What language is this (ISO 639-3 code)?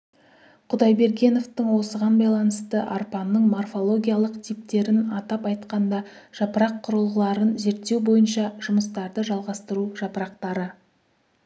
kaz